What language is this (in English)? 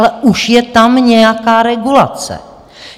Czech